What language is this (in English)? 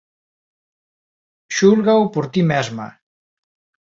Galician